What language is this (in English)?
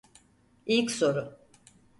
Turkish